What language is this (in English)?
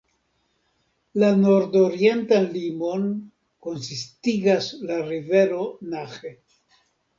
Esperanto